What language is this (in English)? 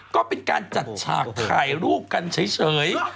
Thai